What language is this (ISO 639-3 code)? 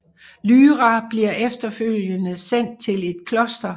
dan